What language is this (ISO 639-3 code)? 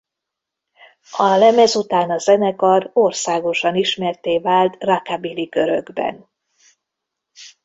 hun